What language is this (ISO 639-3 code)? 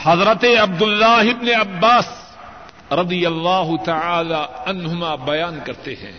urd